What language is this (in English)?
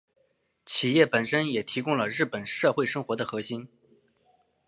Chinese